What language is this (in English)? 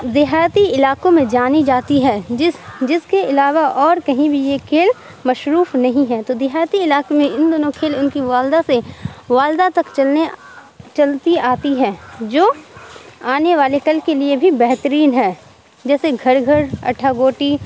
Urdu